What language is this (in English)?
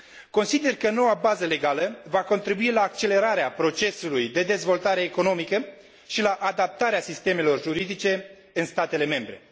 Romanian